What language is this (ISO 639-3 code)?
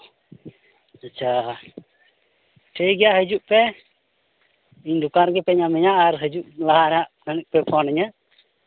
sat